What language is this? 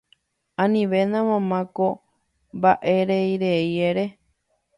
Guarani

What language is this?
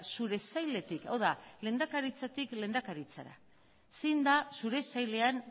Basque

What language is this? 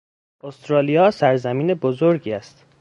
Persian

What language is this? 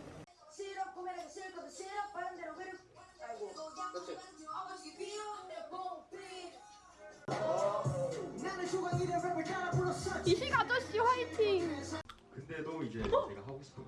Korean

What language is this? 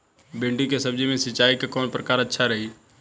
Bhojpuri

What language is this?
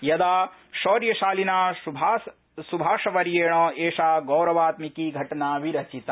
Sanskrit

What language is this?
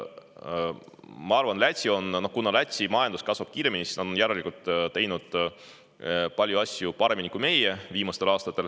Estonian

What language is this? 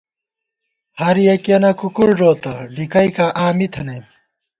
Gawar-Bati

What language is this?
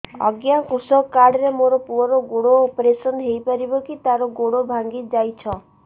Odia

